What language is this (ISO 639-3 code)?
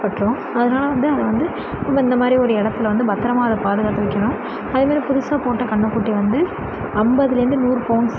tam